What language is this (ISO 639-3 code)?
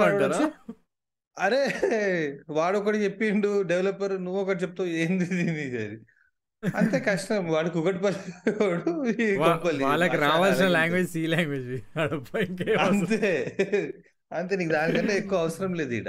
tel